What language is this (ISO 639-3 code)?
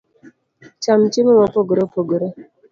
luo